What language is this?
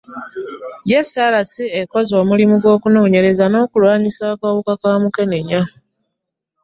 Ganda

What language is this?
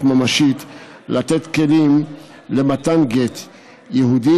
Hebrew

